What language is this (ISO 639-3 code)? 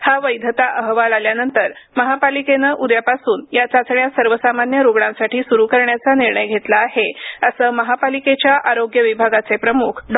mar